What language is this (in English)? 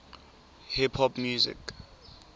Tswana